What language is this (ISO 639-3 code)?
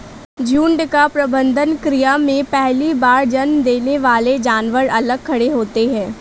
hin